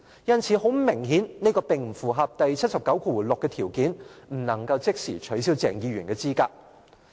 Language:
Cantonese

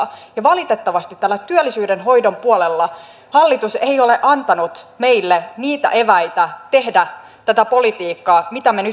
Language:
Finnish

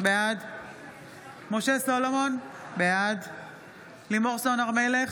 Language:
Hebrew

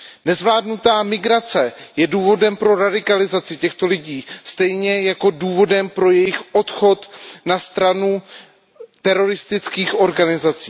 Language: Czech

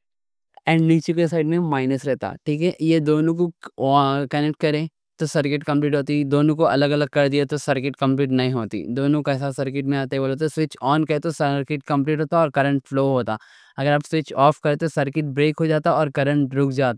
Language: Deccan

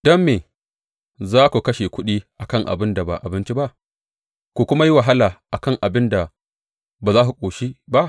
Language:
Hausa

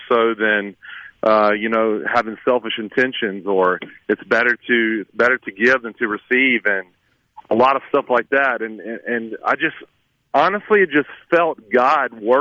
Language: English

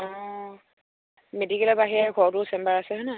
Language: Assamese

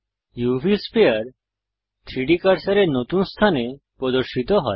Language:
Bangla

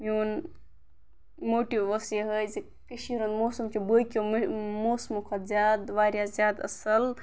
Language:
Kashmiri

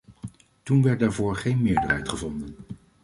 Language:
Dutch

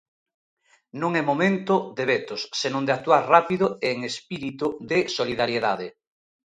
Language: Galician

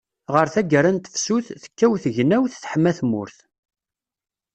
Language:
Kabyle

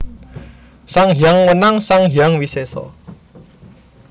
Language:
Javanese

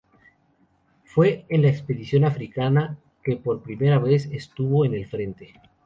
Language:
Spanish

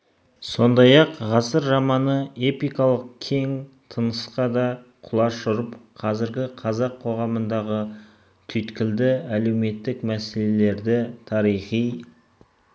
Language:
Kazakh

